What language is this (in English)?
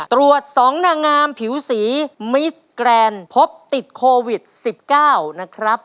Thai